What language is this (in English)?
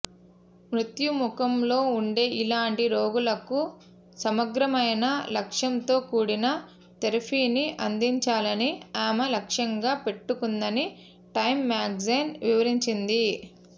Telugu